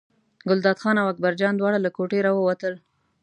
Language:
Pashto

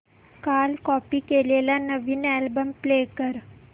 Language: Marathi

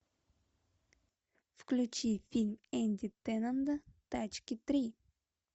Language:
Russian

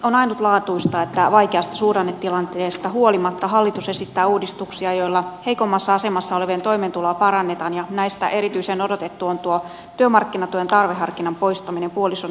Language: Finnish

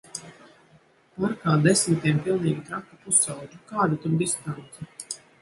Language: Latvian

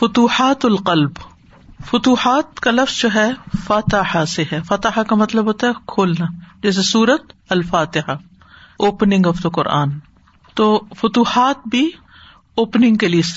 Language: Urdu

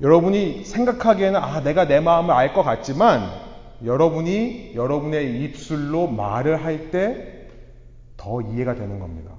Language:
Korean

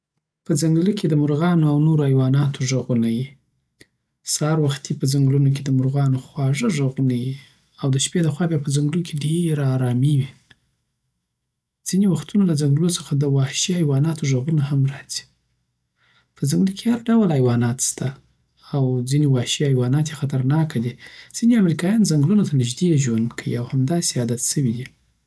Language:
Southern Pashto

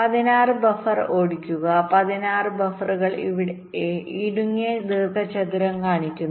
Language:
Malayalam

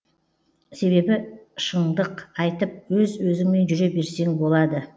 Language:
Kazakh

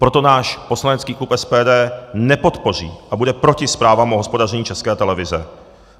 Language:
Czech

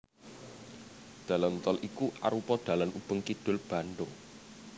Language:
Javanese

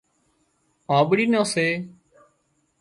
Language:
Wadiyara Koli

